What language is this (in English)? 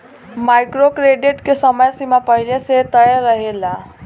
Bhojpuri